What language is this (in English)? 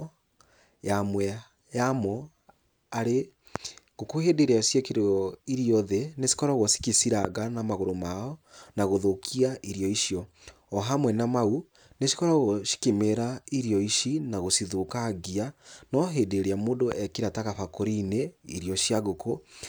Kikuyu